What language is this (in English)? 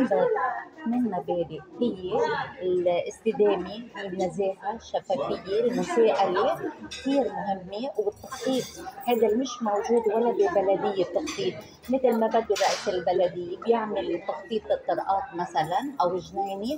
Arabic